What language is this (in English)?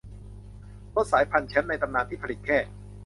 Thai